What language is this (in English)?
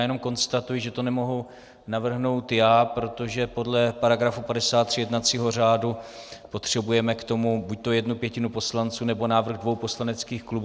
Czech